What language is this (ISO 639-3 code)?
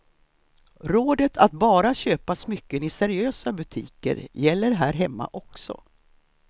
swe